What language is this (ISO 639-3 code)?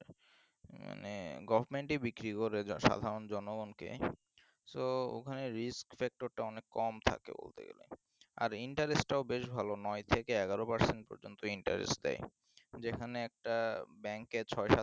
ben